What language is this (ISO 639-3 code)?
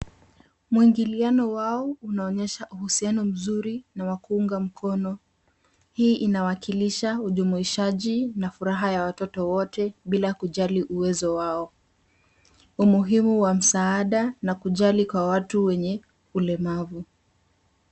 swa